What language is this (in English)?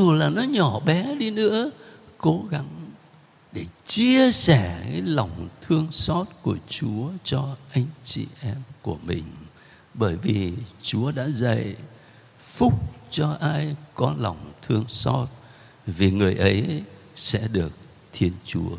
Vietnamese